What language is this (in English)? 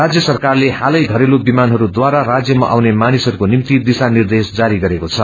Nepali